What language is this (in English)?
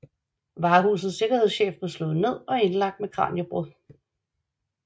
Danish